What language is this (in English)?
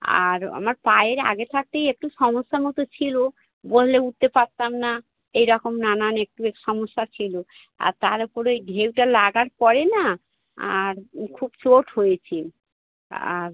Bangla